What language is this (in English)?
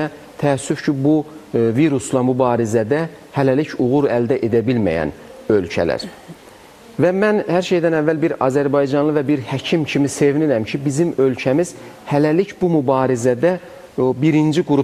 Turkish